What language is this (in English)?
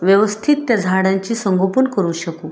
Marathi